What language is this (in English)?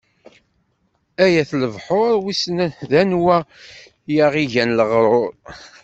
Kabyle